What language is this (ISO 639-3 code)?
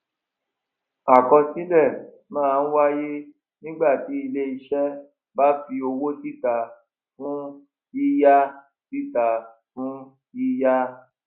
yor